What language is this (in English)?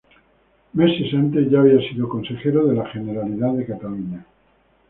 Spanish